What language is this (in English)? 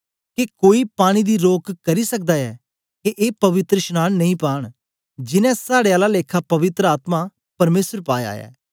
Dogri